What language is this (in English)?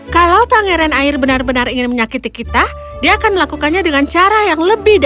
Indonesian